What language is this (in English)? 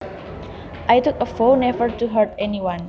Javanese